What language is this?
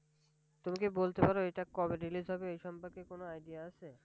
Bangla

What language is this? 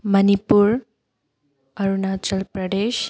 Manipuri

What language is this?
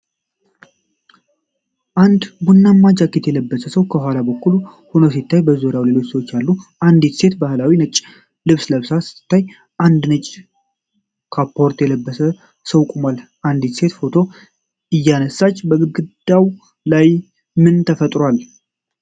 Amharic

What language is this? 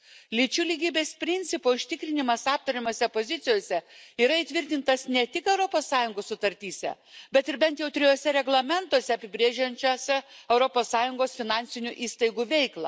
Lithuanian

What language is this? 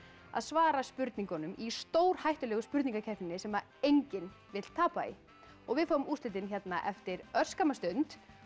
Icelandic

